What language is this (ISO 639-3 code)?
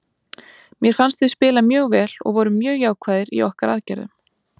isl